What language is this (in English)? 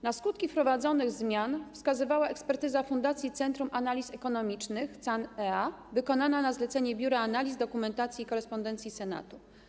Polish